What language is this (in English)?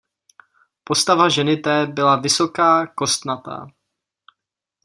Czech